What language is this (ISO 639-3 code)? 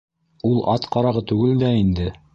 bak